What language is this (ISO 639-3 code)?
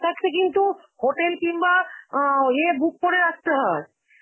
ben